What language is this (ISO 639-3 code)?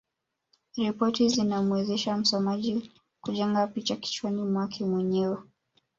swa